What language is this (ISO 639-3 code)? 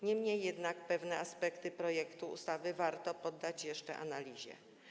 pol